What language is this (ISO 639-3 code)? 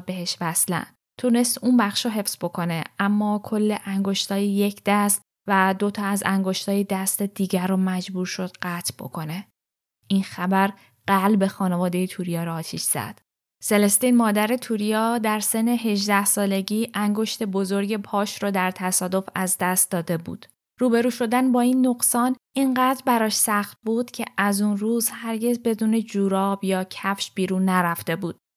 fas